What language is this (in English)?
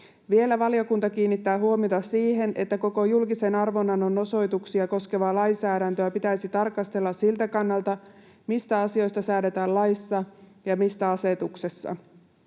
Finnish